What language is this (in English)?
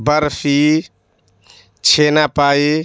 Urdu